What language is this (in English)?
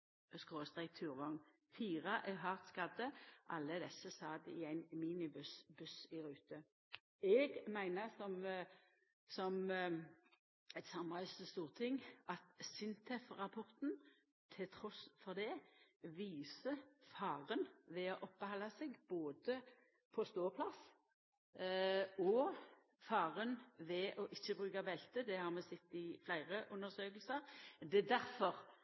Norwegian Nynorsk